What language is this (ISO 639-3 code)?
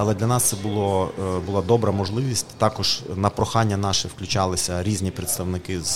ukr